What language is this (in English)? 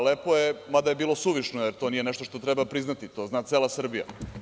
Serbian